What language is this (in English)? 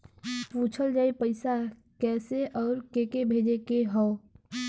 Bhojpuri